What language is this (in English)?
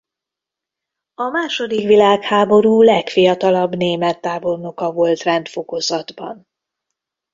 Hungarian